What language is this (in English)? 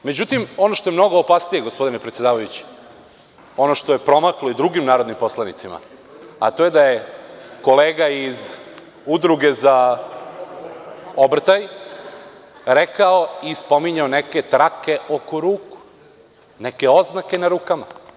Serbian